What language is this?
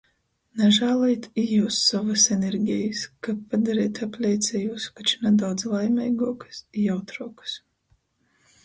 Latgalian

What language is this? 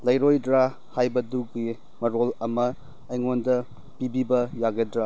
Manipuri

